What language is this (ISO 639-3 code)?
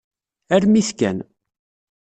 kab